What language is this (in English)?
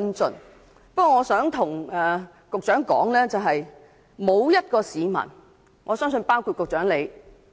Cantonese